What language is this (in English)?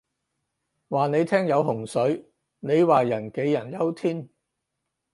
Cantonese